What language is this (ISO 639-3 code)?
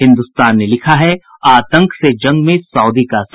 hin